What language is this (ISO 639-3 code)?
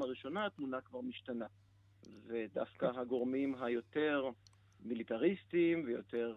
heb